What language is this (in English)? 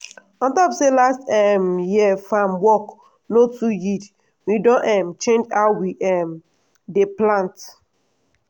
Nigerian Pidgin